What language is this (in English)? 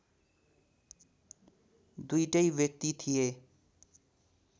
Nepali